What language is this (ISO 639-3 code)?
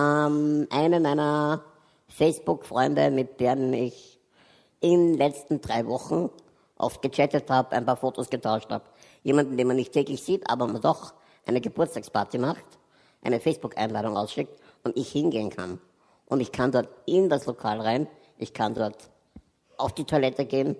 deu